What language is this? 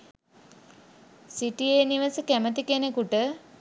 Sinhala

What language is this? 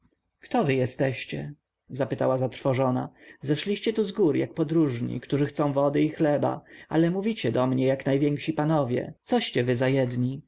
Polish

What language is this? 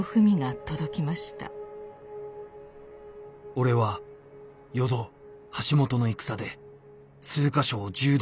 Japanese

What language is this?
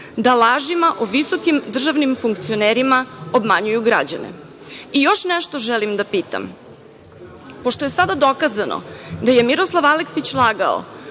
Serbian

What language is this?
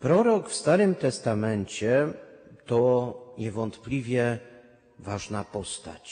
Polish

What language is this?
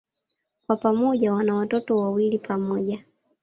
Swahili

